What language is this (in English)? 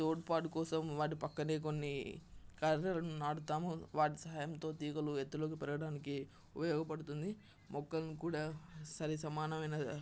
Telugu